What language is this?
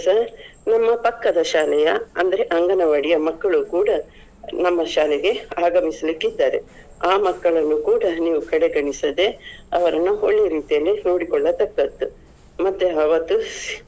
Kannada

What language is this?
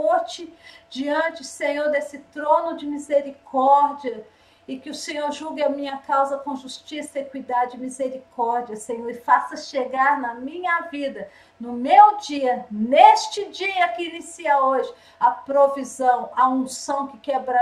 Portuguese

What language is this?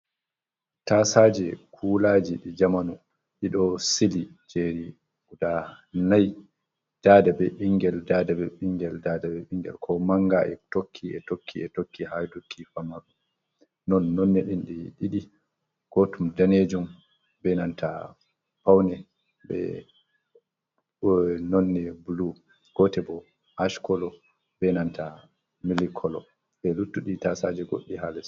Fula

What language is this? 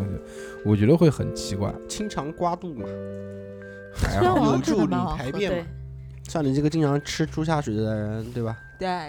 Chinese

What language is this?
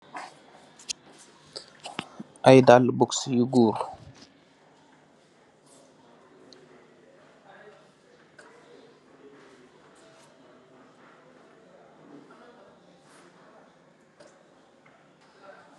Wolof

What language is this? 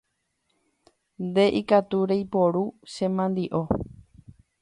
Guarani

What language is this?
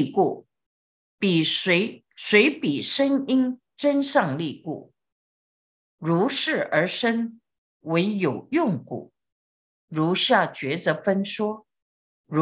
Chinese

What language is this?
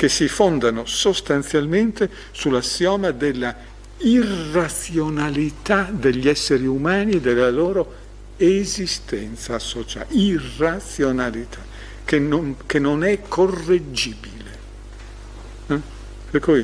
Italian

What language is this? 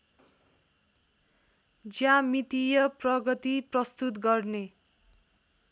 Nepali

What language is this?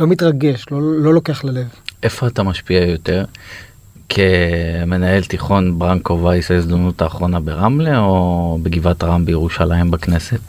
Hebrew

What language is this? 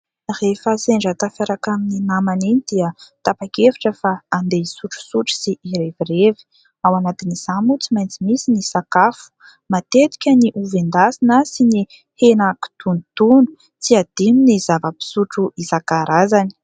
Malagasy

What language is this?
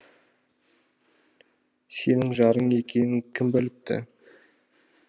Kazakh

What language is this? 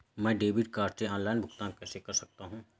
Hindi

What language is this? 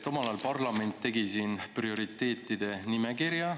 Estonian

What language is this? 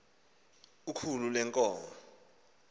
Xhosa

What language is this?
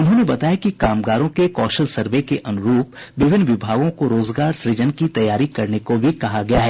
Hindi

